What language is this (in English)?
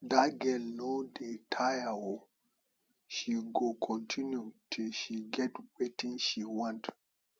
Nigerian Pidgin